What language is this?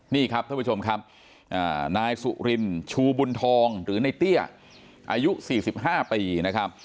Thai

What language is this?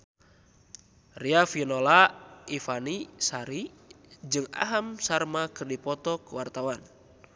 Sundanese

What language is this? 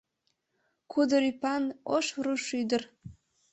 Mari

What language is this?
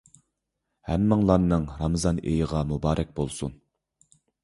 Uyghur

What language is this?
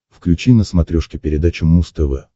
Russian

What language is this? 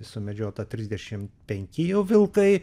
Lithuanian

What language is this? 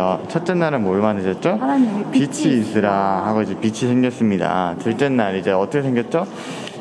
Korean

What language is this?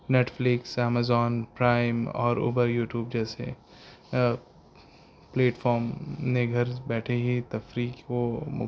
Urdu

